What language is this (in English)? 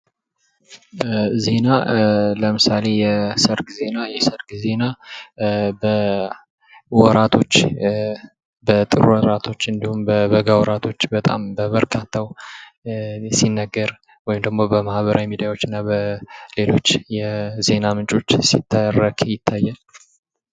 Amharic